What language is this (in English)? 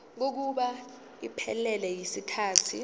Zulu